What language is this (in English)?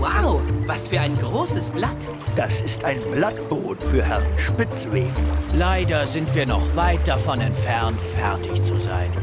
German